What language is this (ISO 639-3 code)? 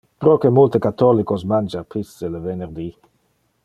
ina